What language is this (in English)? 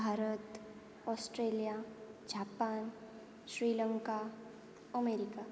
Gujarati